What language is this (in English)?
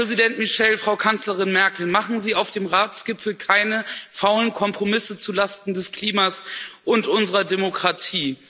German